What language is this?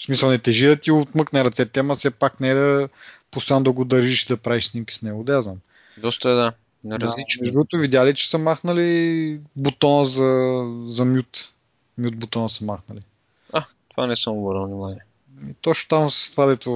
Bulgarian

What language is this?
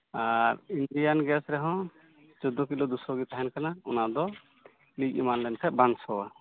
Santali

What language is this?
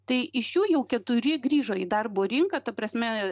Lithuanian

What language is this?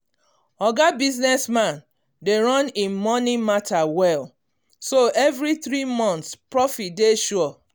Nigerian Pidgin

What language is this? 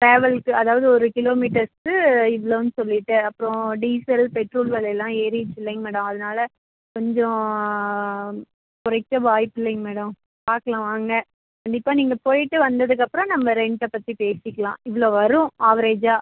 Tamil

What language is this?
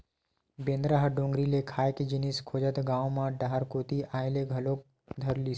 Chhattisgarhi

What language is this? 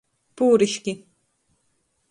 Latgalian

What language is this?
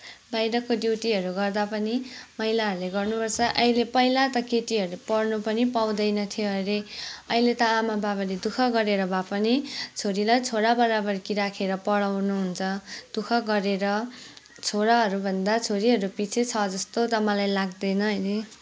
Nepali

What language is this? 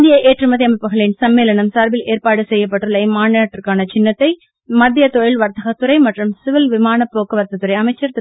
Tamil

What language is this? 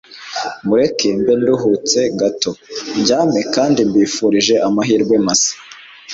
Kinyarwanda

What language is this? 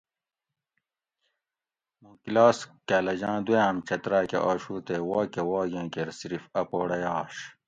Gawri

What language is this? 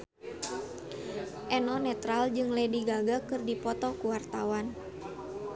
Sundanese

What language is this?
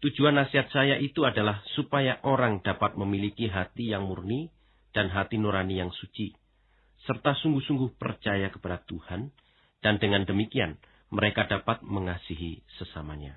Indonesian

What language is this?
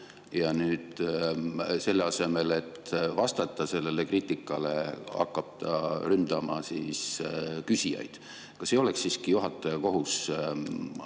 Estonian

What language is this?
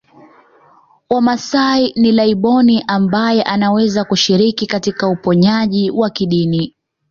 Swahili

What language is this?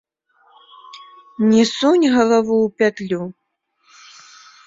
Belarusian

